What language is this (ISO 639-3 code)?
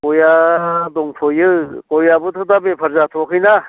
brx